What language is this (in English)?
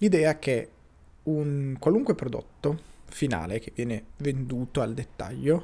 Italian